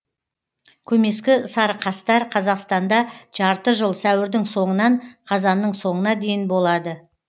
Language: Kazakh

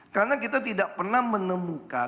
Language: Indonesian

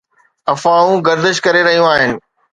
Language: Sindhi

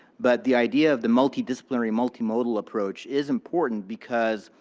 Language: English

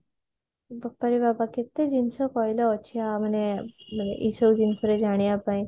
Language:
Odia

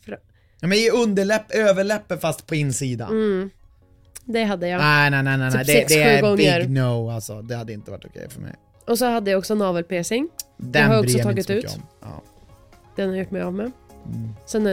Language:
Swedish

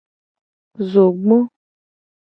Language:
Gen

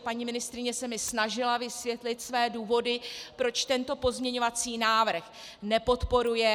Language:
Czech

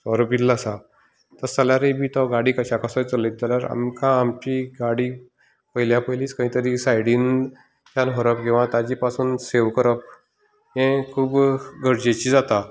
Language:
Konkani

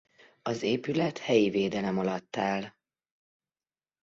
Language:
Hungarian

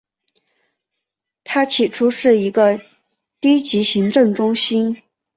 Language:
Chinese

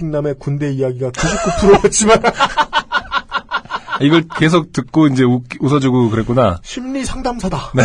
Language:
Korean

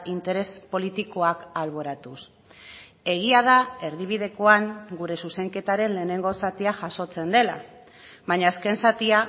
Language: Basque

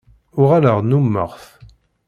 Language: Kabyle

